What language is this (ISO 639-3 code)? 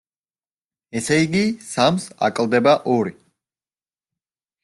kat